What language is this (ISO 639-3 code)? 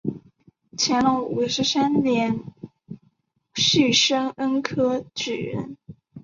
zho